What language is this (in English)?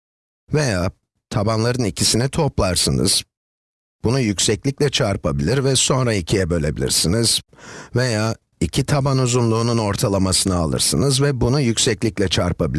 Turkish